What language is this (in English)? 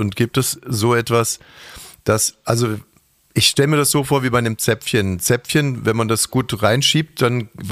German